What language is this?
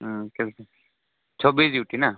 Odia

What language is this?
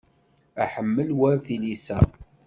Kabyle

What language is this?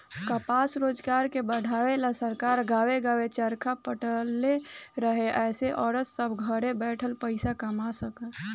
Bhojpuri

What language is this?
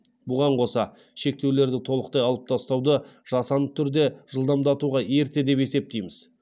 Kazakh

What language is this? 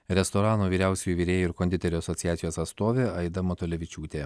Lithuanian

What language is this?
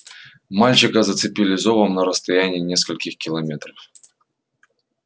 Russian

